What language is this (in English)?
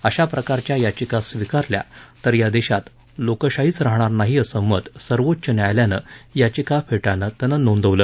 Marathi